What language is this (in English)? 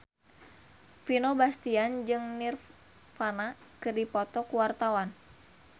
Sundanese